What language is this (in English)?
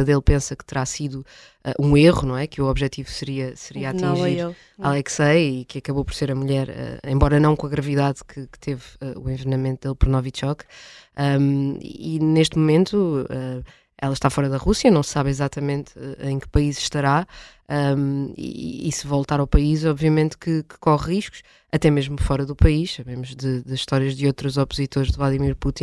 Portuguese